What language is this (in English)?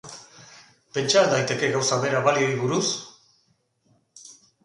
Basque